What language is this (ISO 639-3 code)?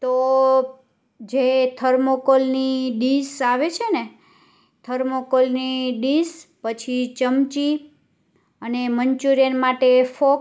guj